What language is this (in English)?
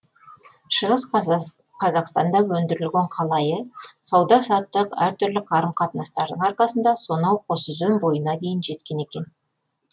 Kazakh